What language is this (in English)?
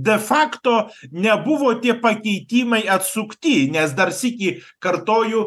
Lithuanian